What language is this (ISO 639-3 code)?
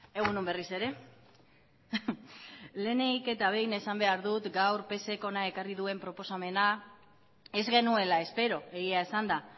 eus